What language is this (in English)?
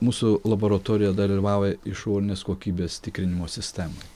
Lithuanian